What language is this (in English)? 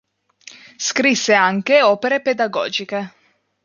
Italian